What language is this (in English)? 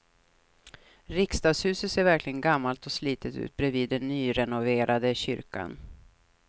Swedish